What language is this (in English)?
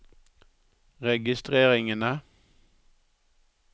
Norwegian